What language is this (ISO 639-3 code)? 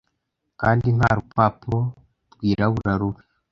kin